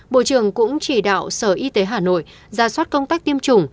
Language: Vietnamese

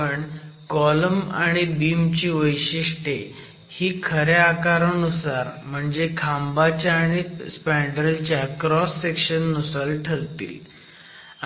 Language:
Marathi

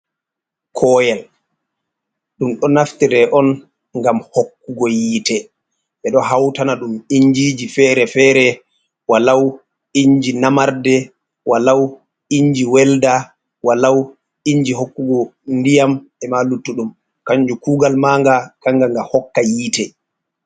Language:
Fula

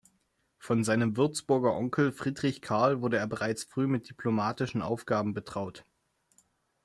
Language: German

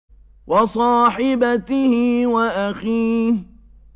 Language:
Arabic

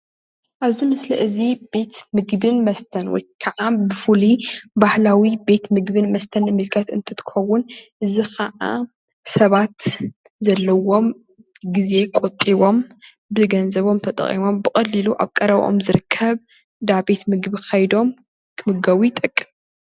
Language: Tigrinya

